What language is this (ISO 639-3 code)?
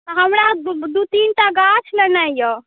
mai